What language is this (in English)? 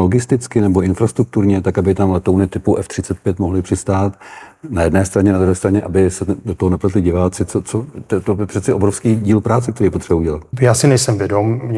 Czech